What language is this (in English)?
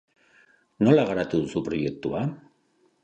Basque